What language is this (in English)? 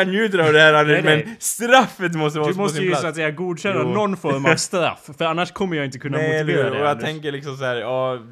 Swedish